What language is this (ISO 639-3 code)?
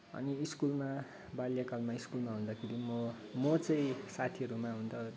nep